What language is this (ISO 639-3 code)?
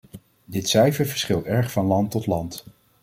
nld